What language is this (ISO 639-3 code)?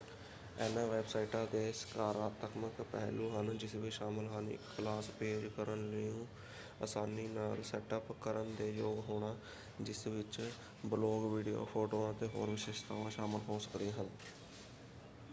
pan